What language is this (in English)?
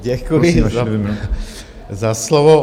Czech